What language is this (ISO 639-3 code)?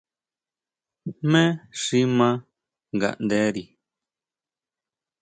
mau